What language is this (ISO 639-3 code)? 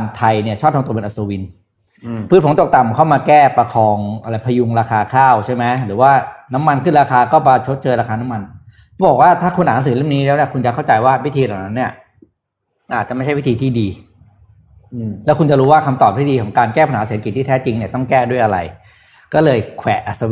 tha